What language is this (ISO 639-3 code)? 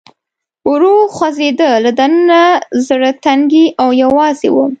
pus